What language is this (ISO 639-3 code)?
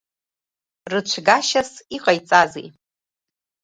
abk